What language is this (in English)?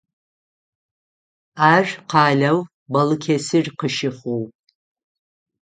Adyghe